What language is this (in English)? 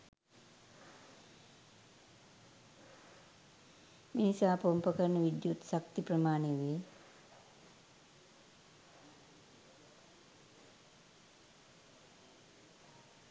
Sinhala